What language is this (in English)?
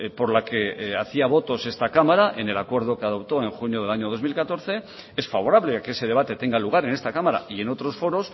Spanish